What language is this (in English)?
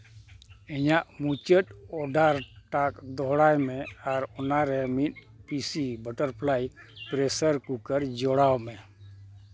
Santali